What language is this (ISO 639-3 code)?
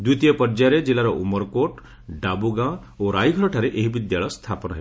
ori